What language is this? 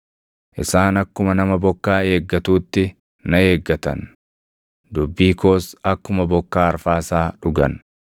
Oromo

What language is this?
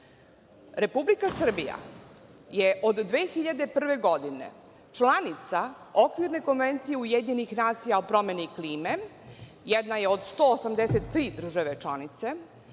Serbian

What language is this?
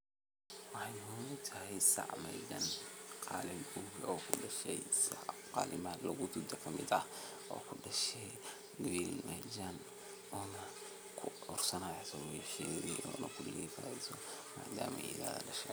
Somali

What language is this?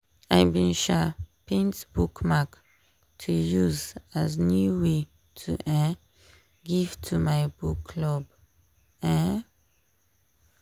Nigerian Pidgin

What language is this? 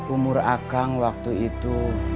Indonesian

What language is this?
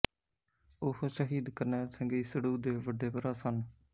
Punjabi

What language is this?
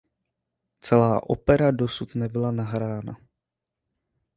Czech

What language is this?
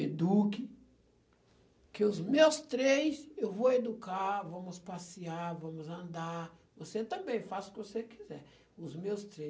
Portuguese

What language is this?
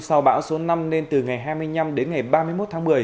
Vietnamese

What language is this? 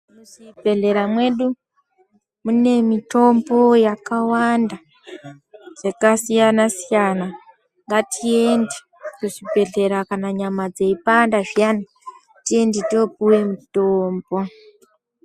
Ndau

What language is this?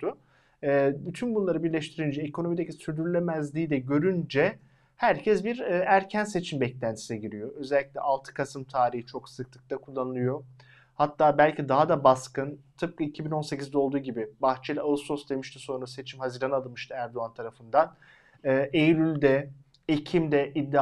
Turkish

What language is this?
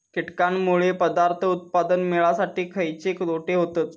Marathi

